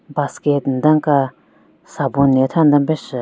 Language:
Southern Rengma Naga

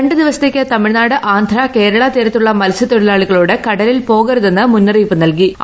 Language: Malayalam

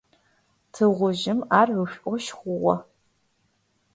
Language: Adyghe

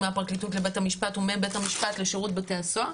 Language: Hebrew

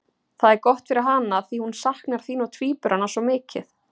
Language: Icelandic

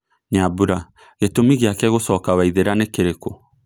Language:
Kikuyu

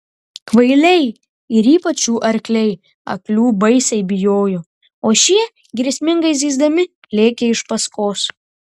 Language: Lithuanian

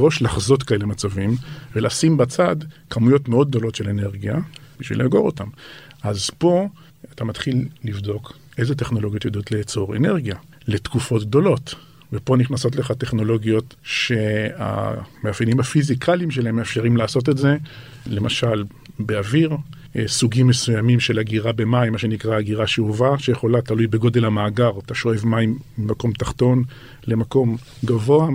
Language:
Hebrew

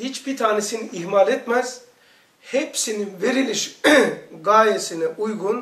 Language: Turkish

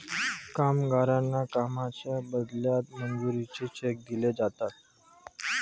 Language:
Marathi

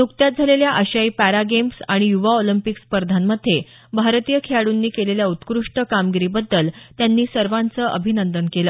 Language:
Marathi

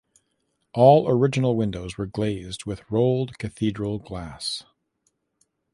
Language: English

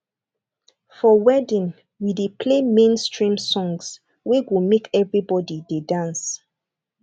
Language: Nigerian Pidgin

